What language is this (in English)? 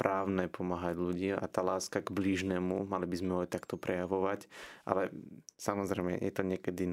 Slovak